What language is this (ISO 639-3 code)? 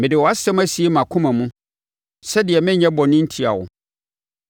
aka